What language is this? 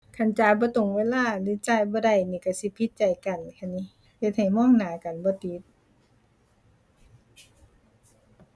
Thai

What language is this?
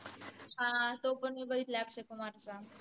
Marathi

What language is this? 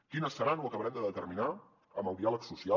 Catalan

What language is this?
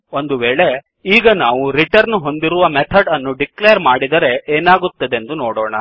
Kannada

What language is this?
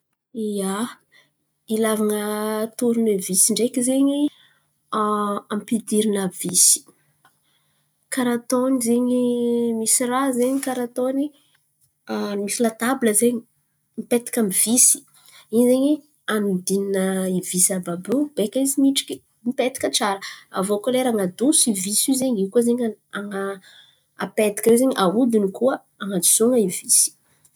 Antankarana Malagasy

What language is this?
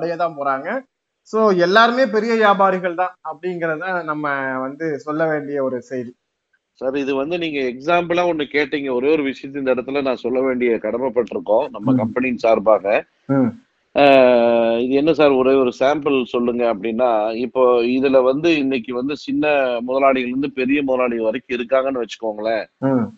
Tamil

